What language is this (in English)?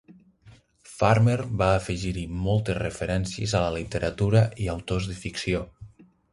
Catalan